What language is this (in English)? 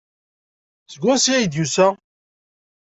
Kabyle